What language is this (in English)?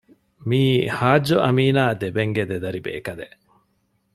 Divehi